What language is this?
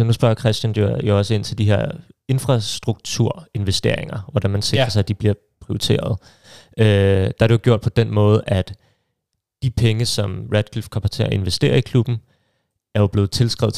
Danish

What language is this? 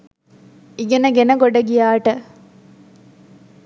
Sinhala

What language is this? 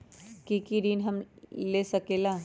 Magahi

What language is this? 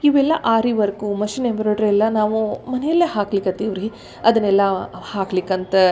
Kannada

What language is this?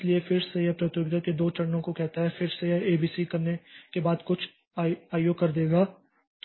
Hindi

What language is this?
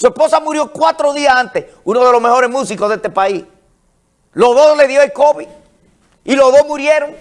Spanish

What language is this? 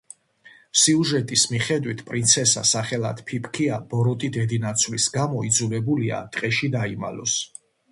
Georgian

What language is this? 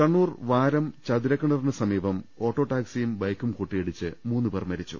Malayalam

